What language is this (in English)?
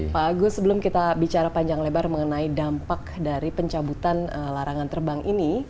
Indonesian